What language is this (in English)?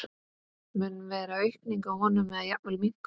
Icelandic